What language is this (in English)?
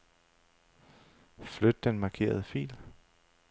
Danish